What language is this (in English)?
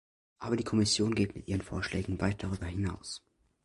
German